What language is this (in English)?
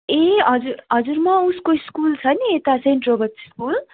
Nepali